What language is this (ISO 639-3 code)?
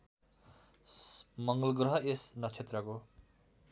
nep